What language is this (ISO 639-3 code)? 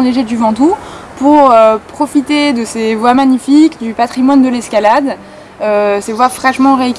fra